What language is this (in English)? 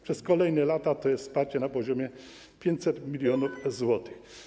Polish